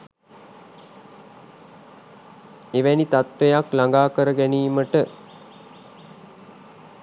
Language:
Sinhala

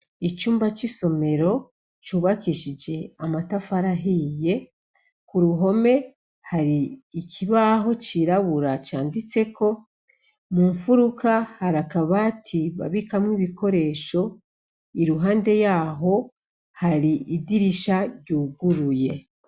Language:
Rundi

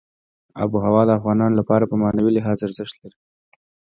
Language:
Pashto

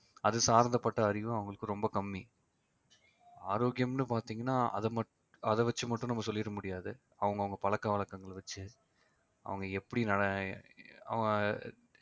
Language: Tamil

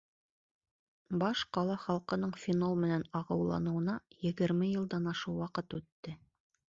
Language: Bashkir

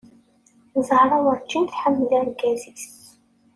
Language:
Kabyle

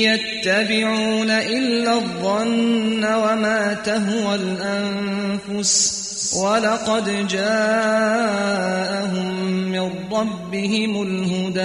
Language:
Arabic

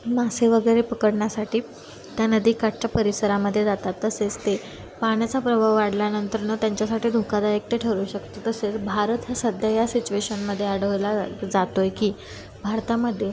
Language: Marathi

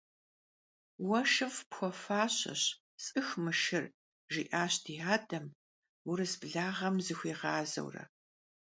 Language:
Kabardian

